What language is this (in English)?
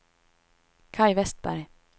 Swedish